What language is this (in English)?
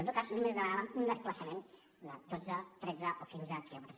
Catalan